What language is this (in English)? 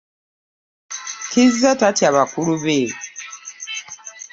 Ganda